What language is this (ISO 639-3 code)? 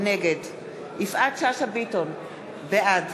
heb